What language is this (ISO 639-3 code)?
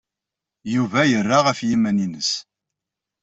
kab